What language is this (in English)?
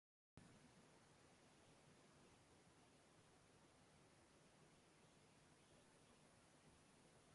Uzbek